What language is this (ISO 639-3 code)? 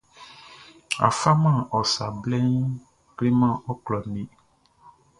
bci